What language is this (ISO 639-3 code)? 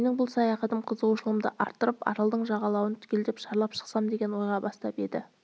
kaz